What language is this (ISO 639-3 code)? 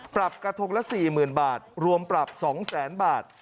tha